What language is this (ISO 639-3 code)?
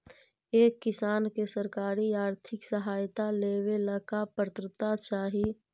mag